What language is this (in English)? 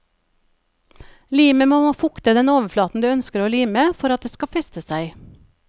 Norwegian